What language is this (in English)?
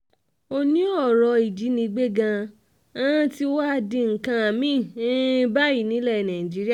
Yoruba